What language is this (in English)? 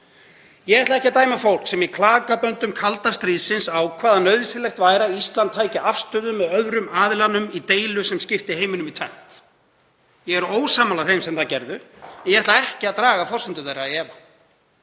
Icelandic